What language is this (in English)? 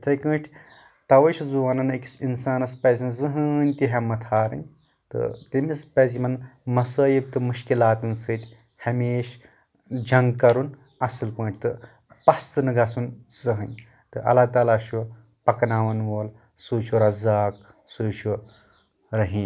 Kashmiri